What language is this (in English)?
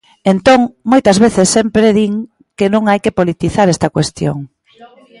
Galician